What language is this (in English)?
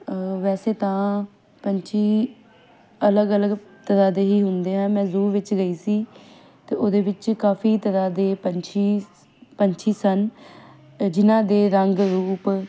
Punjabi